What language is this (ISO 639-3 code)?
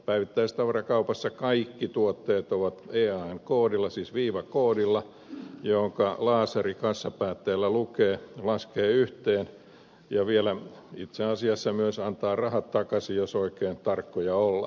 fin